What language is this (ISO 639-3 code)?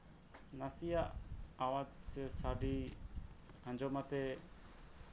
sat